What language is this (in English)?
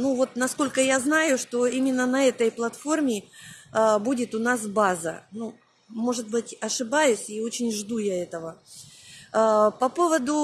Russian